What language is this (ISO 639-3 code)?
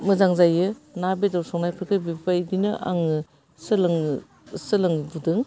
brx